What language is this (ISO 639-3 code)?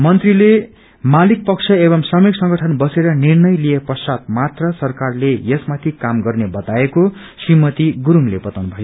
nep